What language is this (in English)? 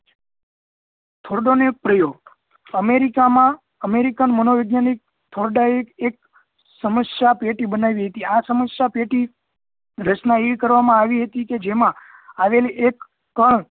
Gujarati